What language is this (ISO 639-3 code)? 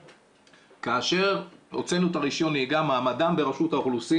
heb